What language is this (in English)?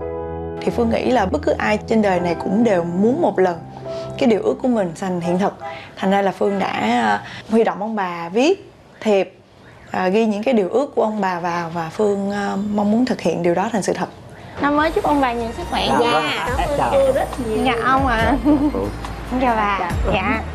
Vietnamese